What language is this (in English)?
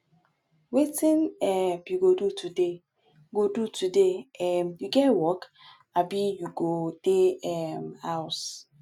Nigerian Pidgin